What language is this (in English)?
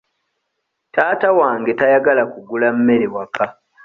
Ganda